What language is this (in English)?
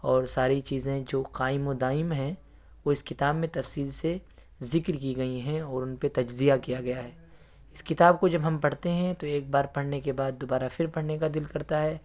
Urdu